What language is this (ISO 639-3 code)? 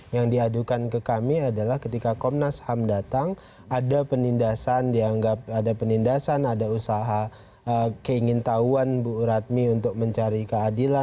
ind